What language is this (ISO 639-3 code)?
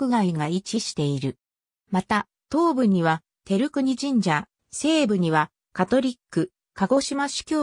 jpn